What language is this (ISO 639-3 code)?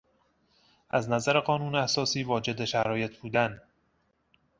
fas